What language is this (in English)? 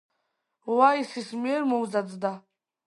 Georgian